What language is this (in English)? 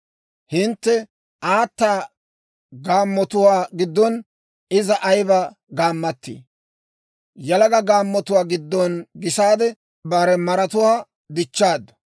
Dawro